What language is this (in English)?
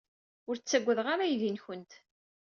Kabyle